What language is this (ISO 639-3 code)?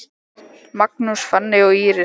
isl